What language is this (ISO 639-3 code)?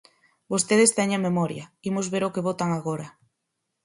glg